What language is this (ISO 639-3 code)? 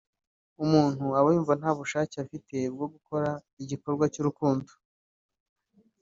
kin